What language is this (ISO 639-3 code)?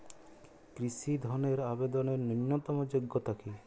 ben